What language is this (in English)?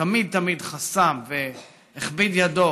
Hebrew